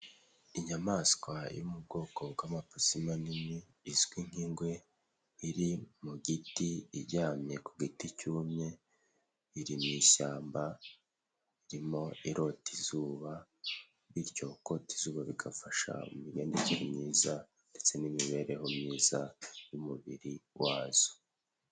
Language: Kinyarwanda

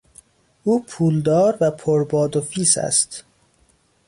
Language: Persian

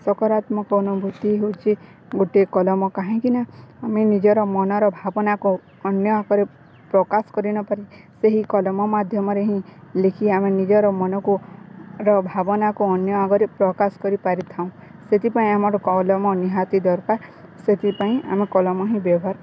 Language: Odia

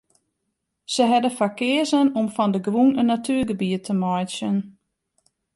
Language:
Western Frisian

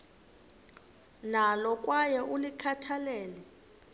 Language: Xhosa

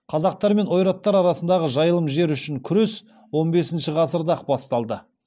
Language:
Kazakh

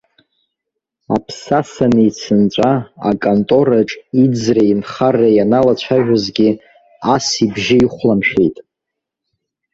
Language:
Abkhazian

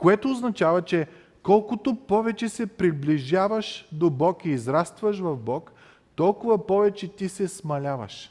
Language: Bulgarian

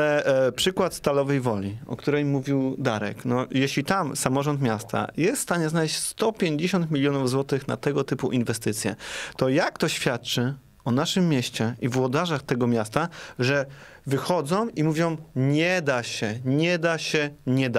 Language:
Polish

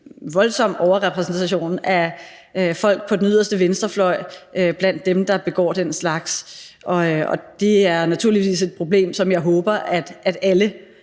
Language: Danish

